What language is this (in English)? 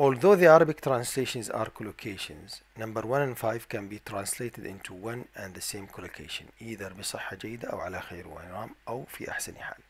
Arabic